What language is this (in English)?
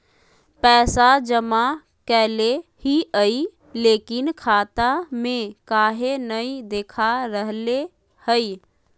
Magahi